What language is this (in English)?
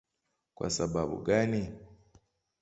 Swahili